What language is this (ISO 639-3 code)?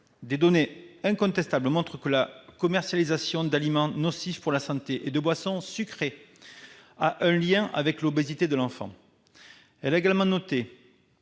fra